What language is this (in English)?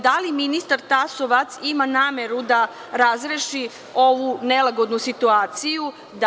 Serbian